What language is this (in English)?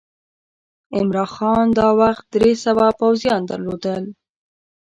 Pashto